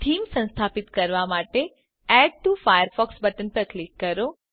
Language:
Gujarati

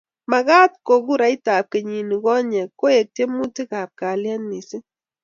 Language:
Kalenjin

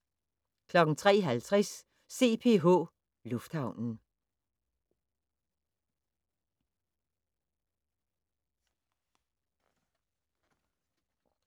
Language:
Danish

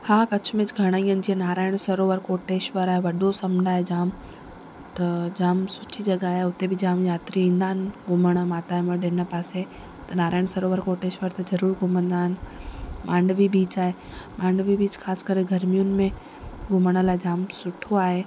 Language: Sindhi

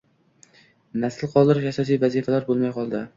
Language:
Uzbek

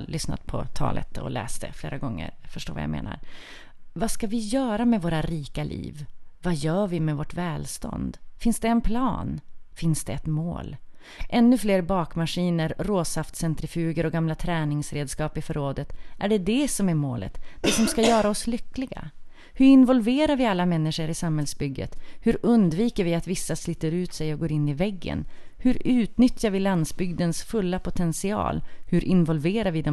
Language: Swedish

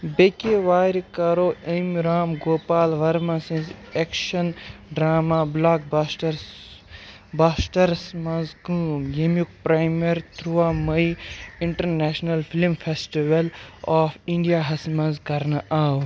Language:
Kashmiri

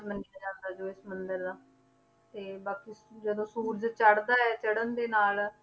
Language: Punjabi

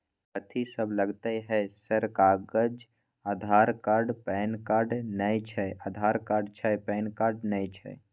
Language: Maithili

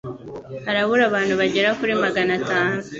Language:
Kinyarwanda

